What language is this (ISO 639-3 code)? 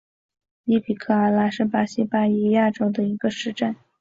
zho